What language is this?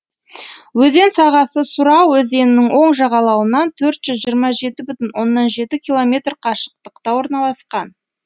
Kazakh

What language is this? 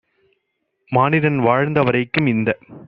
Tamil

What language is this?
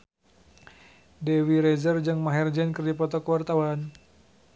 Sundanese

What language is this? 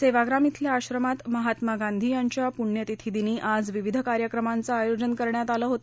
Marathi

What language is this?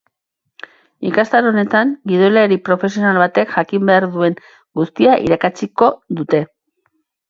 Basque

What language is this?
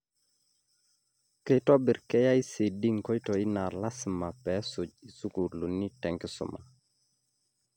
Masai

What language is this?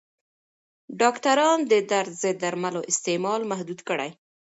Pashto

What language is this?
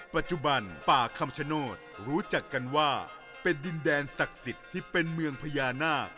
Thai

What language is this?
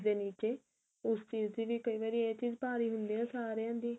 Punjabi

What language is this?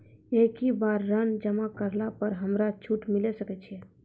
Maithili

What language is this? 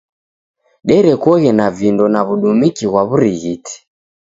Taita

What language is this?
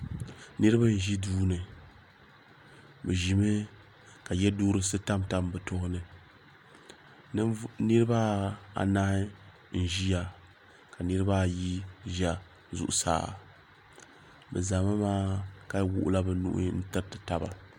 Dagbani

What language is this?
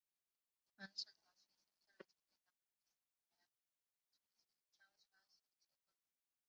Chinese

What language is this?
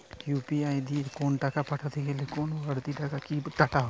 Bangla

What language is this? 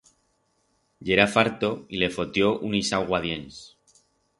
Aragonese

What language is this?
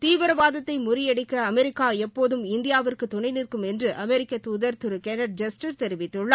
Tamil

